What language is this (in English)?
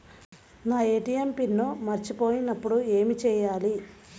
Telugu